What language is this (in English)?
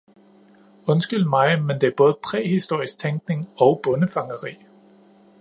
Danish